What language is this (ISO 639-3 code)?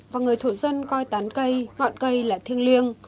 vie